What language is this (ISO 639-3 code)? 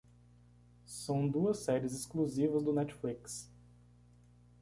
por